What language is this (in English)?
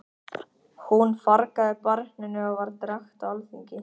Icelandic